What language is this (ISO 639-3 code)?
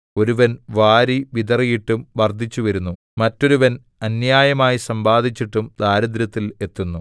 mal